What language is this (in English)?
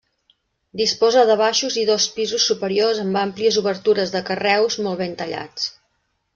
Catalan